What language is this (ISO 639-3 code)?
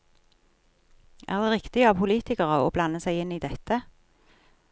nor